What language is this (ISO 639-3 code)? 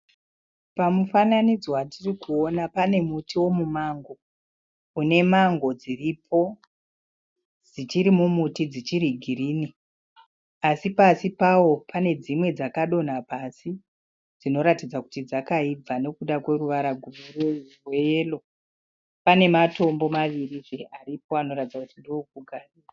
sna